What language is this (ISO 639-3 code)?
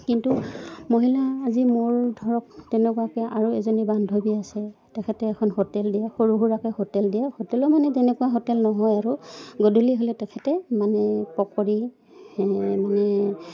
asm